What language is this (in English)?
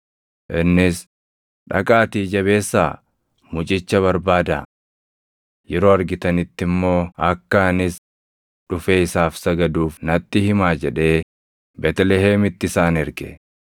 Oromo